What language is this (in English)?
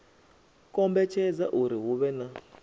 Venda